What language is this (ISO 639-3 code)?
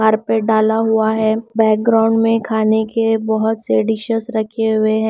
hin